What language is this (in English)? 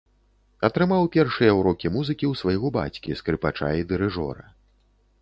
Belarusian